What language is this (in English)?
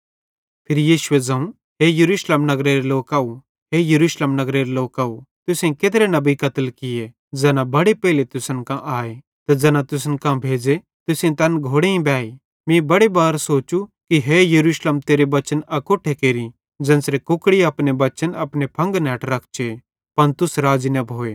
Bhadrawahi